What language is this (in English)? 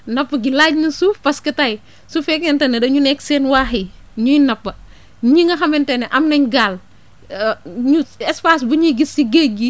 Wolof